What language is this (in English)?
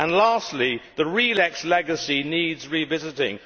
English